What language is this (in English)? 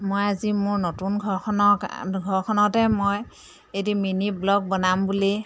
Assamese